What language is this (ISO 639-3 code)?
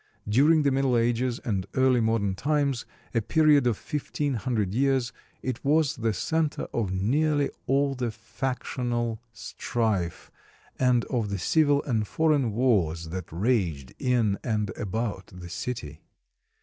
eng